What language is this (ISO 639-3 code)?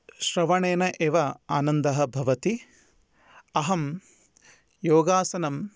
san